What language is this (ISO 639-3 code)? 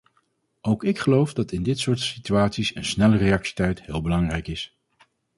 nld